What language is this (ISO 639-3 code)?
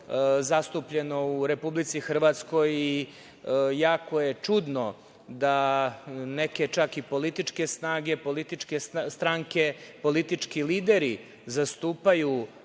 srp